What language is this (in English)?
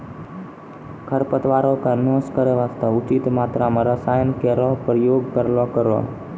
Maithili